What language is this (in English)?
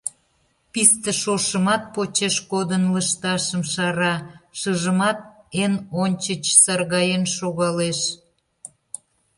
Mari